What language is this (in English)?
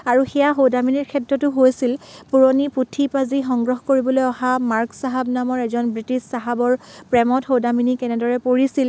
Assamese